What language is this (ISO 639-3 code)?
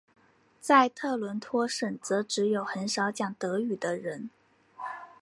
zho